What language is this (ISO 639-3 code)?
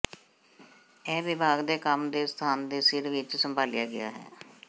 pan